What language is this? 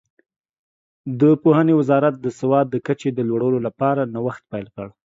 Pashto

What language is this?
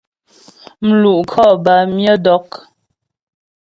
Ghomala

